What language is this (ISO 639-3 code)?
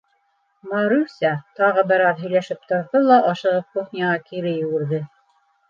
bak